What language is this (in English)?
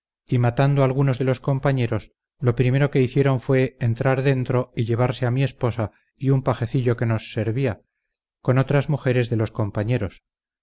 Spanish